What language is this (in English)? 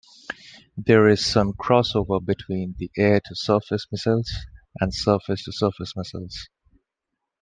English